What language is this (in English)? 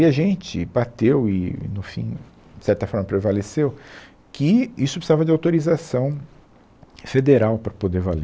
Portuguese